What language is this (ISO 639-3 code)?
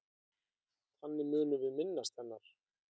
isl